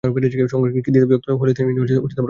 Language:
Bangla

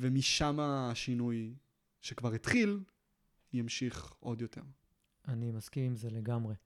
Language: Hebrew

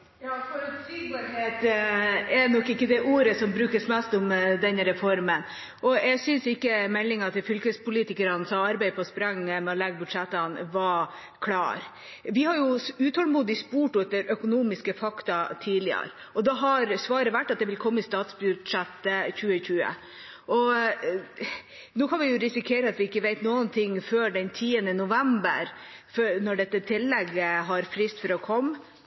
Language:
Norwegian Bokmål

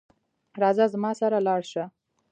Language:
Pashto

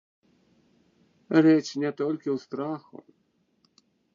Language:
Belarusian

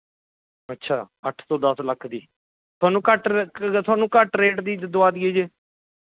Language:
Punjabi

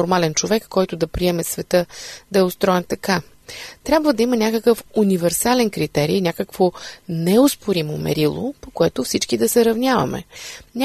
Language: Bulgarian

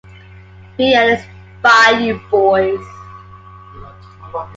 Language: English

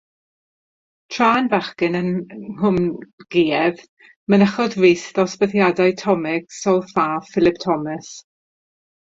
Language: Welsh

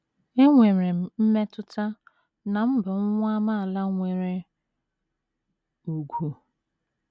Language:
Igbo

